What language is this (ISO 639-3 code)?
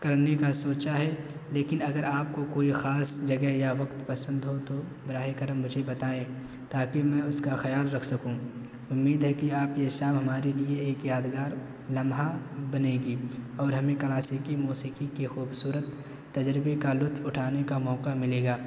urd